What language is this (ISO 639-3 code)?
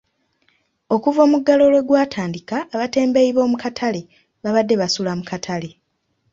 lug